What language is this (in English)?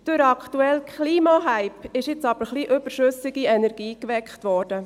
Swiss German